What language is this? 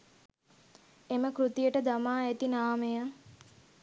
Sinhala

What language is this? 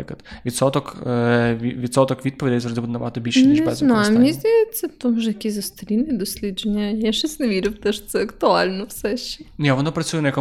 Ukrainian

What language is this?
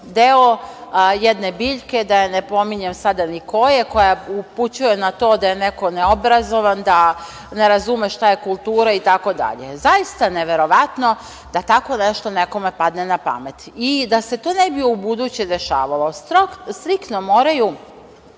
Serbian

